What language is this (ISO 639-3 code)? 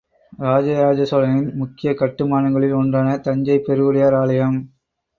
tam